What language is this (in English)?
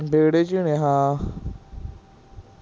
Punjabi